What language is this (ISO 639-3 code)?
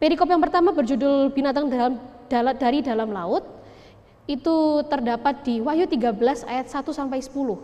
ind